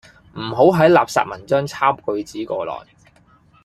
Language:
Cantonese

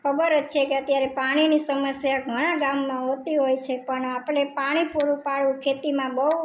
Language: Gujarati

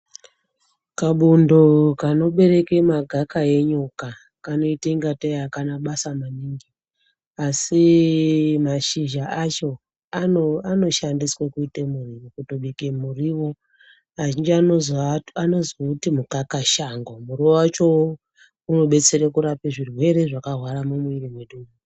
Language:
Ndau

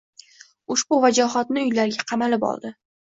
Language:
Uzbek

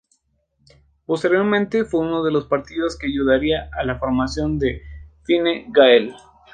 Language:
Spanish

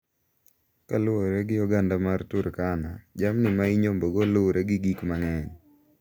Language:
Luo (Kenya and Tanzania)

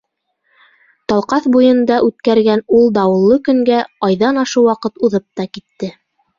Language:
Bashkir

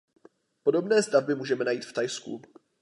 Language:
Czech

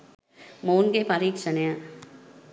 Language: Sinhala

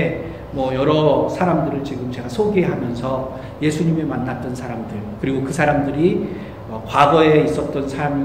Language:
Korean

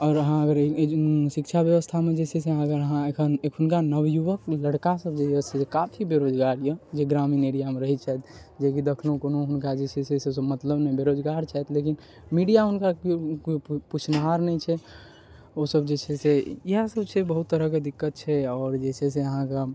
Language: Maithili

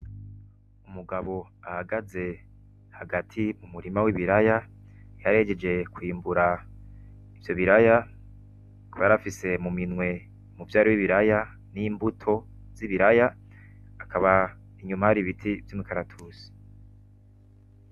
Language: Rundi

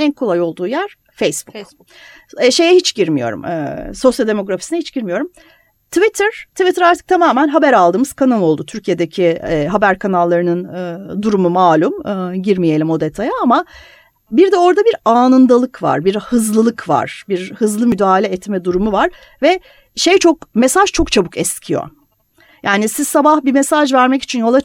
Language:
Turkish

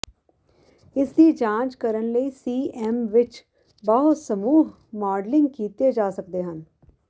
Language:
Punjabi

